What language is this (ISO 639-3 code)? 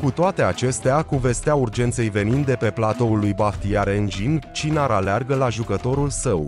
ron